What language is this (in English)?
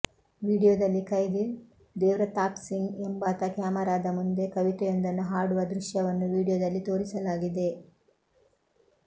Kannada